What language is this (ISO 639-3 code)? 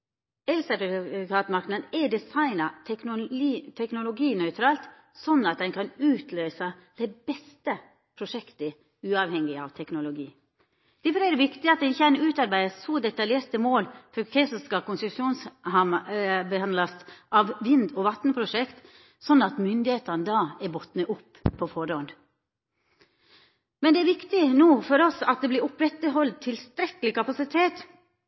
nno